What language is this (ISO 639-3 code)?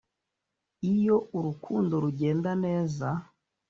kin